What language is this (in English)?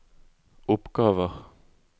Norwegian